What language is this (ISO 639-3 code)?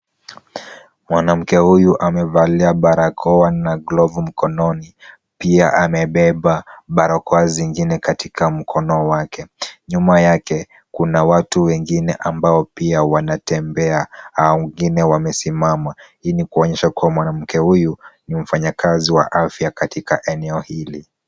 swa